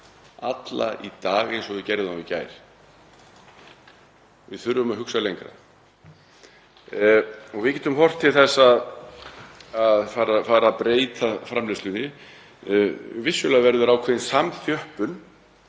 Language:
Icelandic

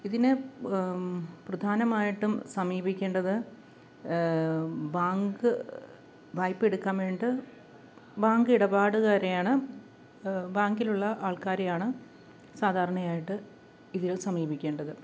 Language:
Malayalam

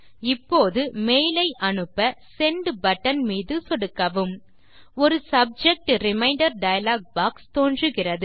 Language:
Tamil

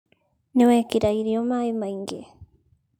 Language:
Kikuyu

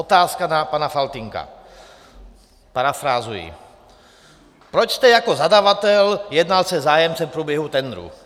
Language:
Czech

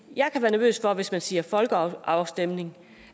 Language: Danish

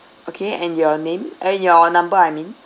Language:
English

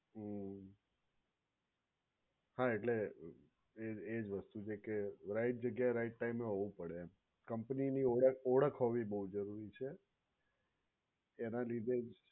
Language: Gujarati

